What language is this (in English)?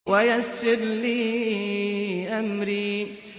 Arabic